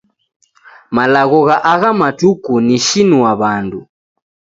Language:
Taita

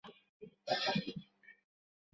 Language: Bangla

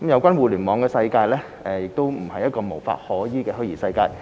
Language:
Cantonese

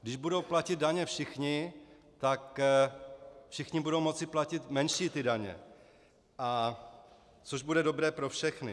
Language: Czech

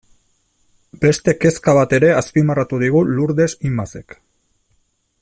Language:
Basque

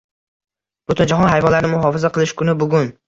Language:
Uzbek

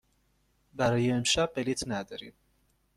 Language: Persian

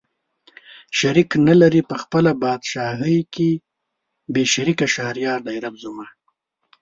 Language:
Pashto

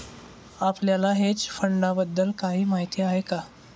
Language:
Marathi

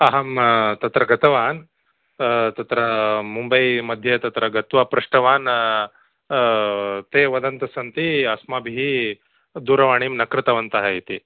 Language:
Sanskrit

